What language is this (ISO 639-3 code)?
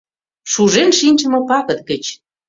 chm